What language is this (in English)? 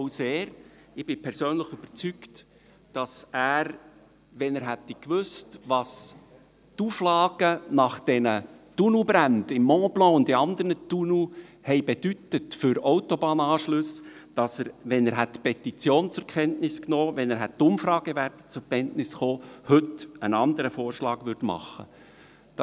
Swiss German